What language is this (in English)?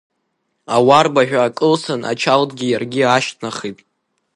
Abkhazian